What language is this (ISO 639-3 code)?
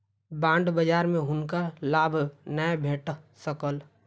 mai